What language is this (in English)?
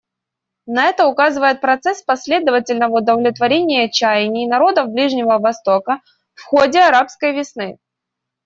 Russian